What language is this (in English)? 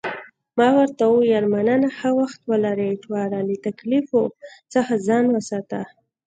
Pashto